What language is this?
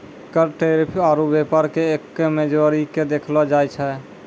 Maithili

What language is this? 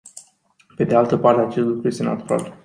Romanian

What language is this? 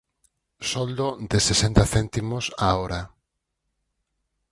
Galician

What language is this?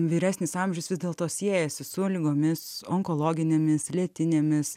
Lithuanian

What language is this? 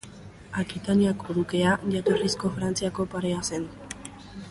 Basque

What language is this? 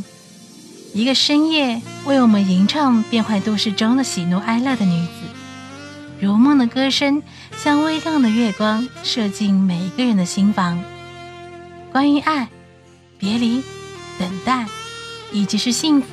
Chinese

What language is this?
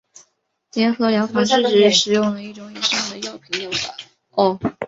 Chinese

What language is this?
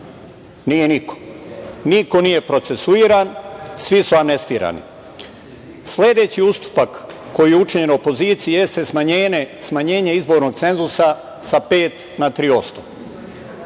Serbian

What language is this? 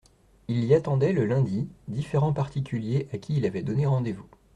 French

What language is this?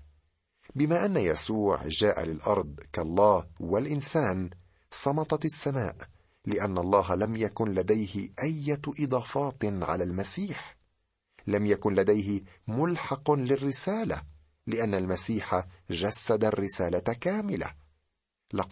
Arabic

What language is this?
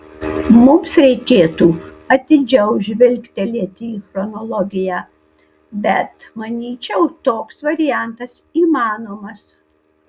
Lithuanian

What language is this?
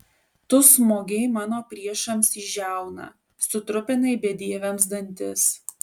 Lithuanian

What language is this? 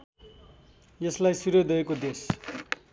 Nepali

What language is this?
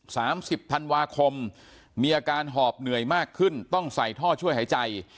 Thai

